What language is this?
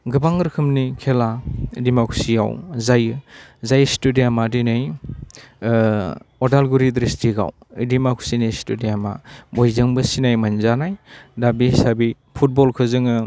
Bodo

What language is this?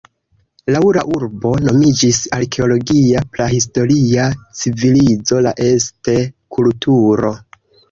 Esperanto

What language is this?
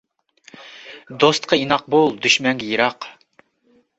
Uyghur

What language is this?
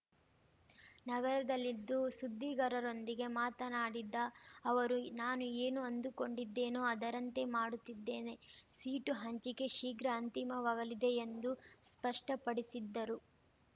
Kannada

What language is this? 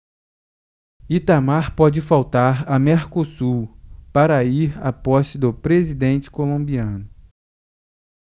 Portuguese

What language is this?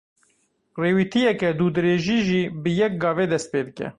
Kurdish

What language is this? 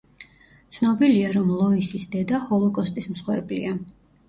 Georgian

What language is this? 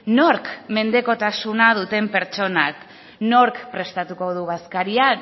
Basque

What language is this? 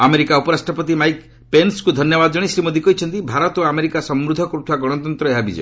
Odia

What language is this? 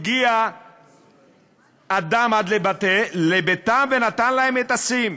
Hebrew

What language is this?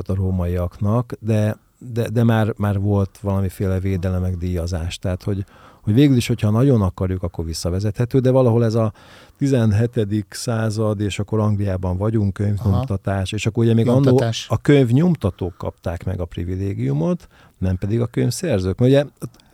Hungarian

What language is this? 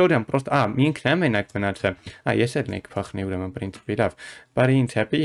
Romanian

